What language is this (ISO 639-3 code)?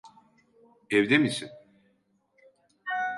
tur